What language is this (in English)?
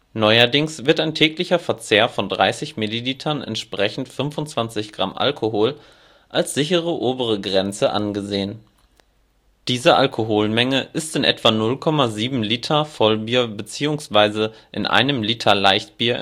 German